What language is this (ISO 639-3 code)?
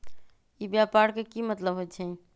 mag